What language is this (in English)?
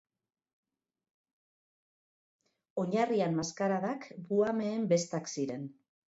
Basque